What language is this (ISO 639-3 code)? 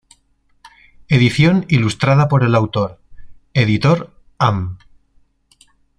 spa